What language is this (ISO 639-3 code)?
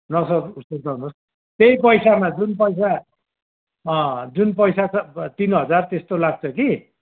nep